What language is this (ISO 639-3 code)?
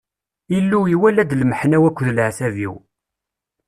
kab